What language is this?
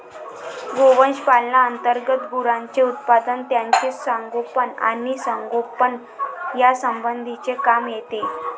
Marathi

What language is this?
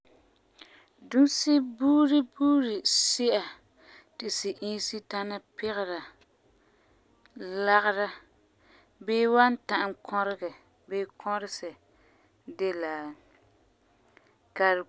Frafra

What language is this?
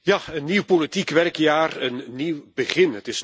Dutch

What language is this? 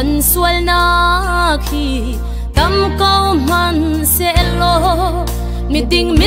Thai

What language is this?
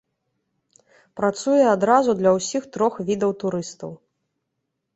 Belarusian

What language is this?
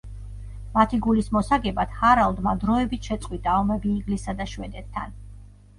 Georgian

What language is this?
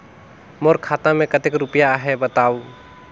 Chhattisgarhi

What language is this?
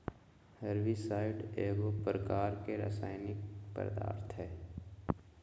Magahi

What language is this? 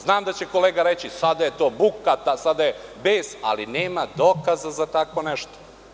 Serbian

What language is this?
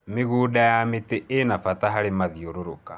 Kikuyu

